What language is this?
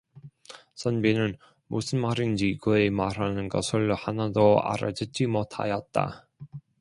Korean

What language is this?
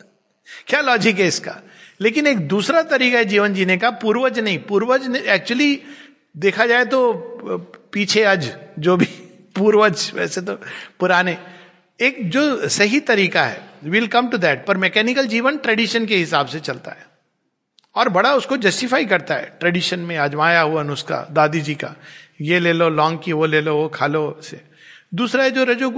Hindi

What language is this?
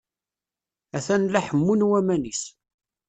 Kabyle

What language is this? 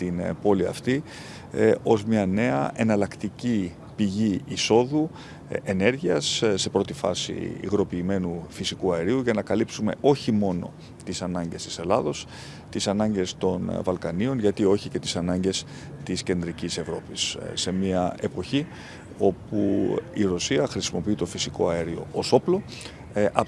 Greek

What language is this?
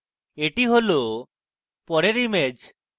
Bangla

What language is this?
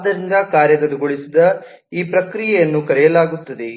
Kannada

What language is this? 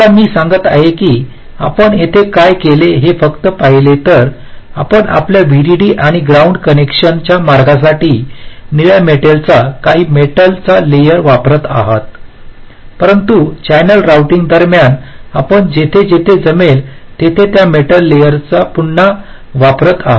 Marathi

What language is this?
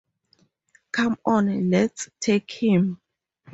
English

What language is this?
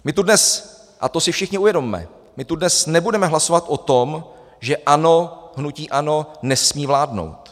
Czech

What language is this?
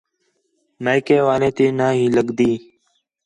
Khetrani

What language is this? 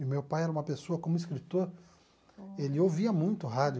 Portuguese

